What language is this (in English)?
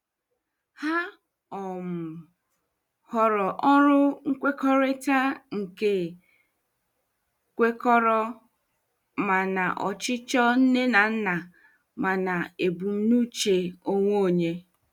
Igbo